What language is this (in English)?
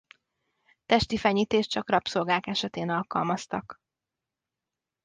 Hungarian